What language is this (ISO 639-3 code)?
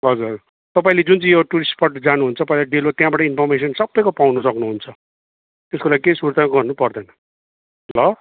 nep